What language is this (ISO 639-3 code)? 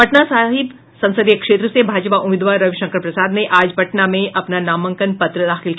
hin